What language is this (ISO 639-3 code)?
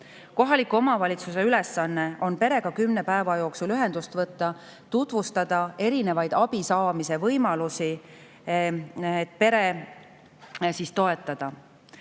est